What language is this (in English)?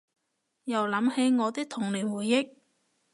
Cantonese